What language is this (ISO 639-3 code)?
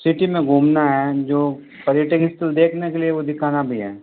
hin